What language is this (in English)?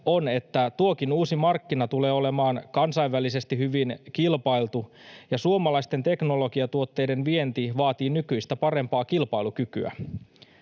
Finnish